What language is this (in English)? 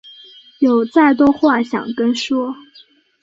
Chinese